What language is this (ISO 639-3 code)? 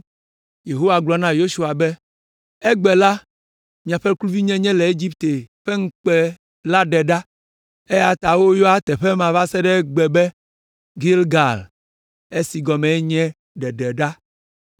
ewe